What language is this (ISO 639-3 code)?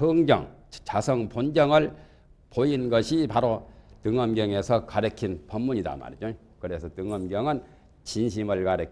kor